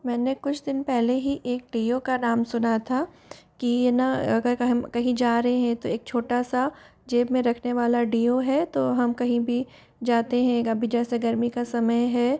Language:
Hindi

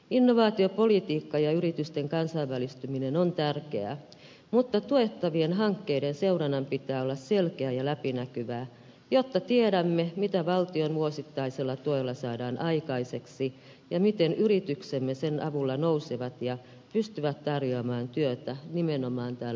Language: Finnish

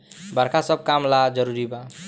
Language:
Bhojpuri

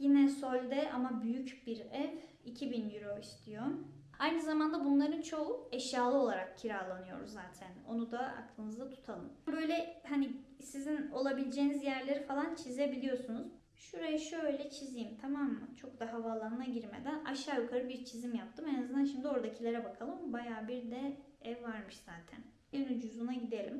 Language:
Turkish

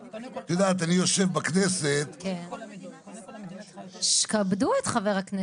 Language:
Hebrew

